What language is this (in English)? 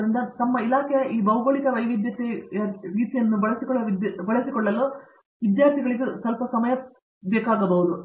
Kannada